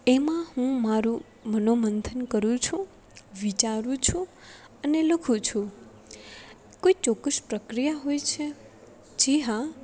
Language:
Gujarati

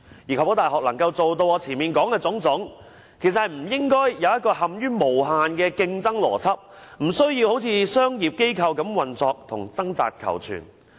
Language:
Cantonese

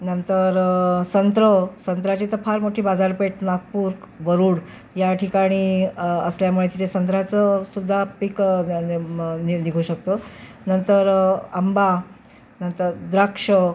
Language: Marathi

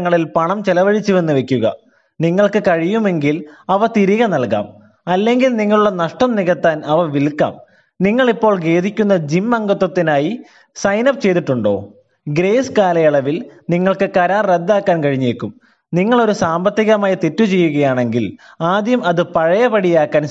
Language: Malayalam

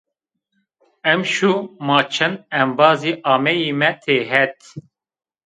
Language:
Zaza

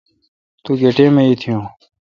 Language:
Kalkoti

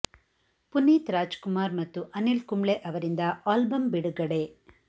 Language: Kannada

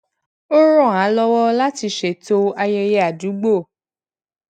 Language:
Yoruba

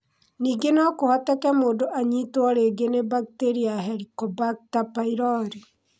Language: Kikuyu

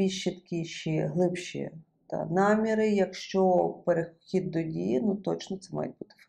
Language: Ukrainian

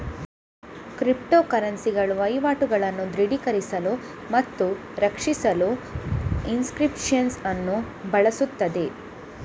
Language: Kannada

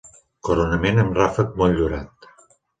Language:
Catalan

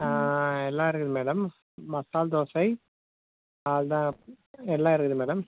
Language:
Tamil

